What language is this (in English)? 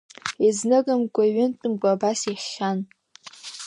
Abkhazian